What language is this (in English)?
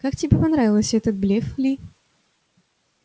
Russian